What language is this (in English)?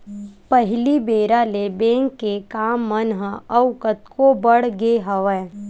Chhattisgarhi